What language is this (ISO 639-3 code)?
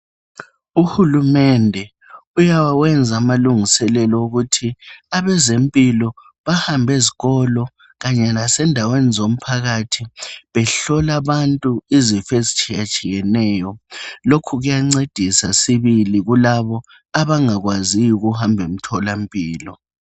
nde